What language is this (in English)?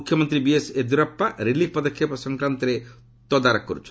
Odia